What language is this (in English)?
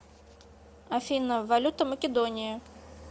Russian